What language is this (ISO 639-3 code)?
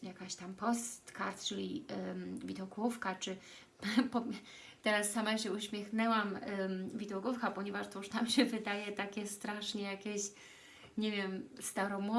pol